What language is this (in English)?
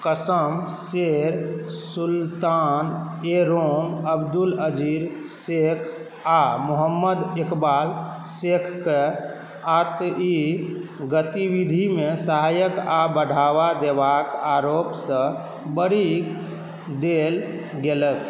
Maithili